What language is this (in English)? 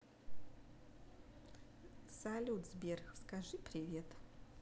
Russian